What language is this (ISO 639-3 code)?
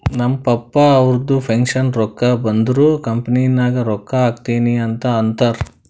kan